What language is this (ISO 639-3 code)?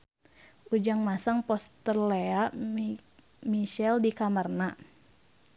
sun